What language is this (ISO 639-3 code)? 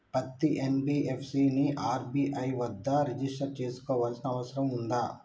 tel